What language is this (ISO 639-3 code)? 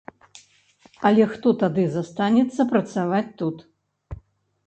bel